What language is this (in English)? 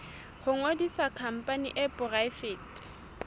Southern Sotho